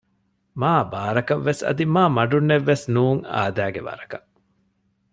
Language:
Divehi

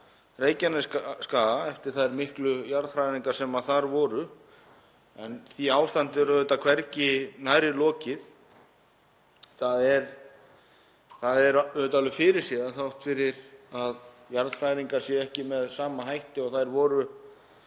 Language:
Icelandic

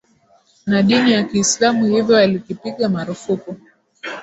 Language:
Swahili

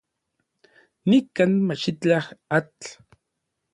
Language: Orizaba Nahuatl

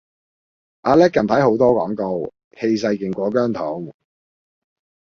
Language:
Cantonese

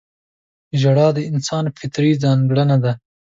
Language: Pashto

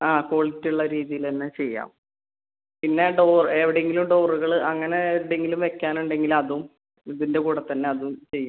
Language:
Malayalam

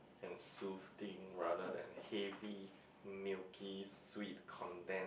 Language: English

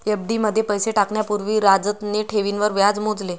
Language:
Marathi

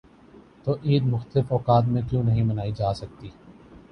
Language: Urdu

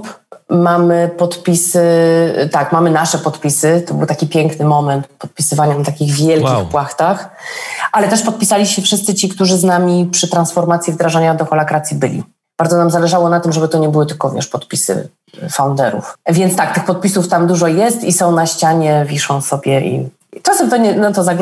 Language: Polish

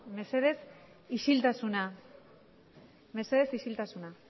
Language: Basque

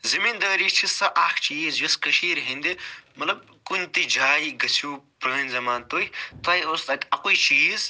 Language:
Kashmiri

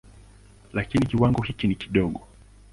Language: Swahili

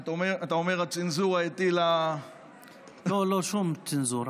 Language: Hebrew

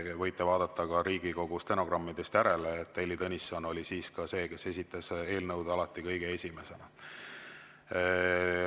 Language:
Estonian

